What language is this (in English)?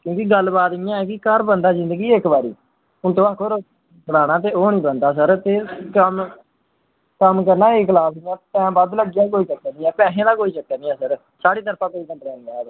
Dogri